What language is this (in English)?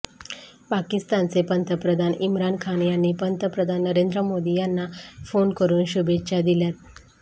Marathi